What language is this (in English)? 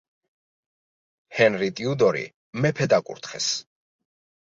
Georgian